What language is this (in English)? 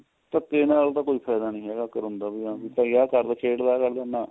Punjabi